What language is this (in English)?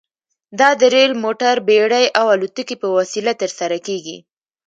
Pashto